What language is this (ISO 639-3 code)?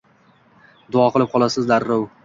uzb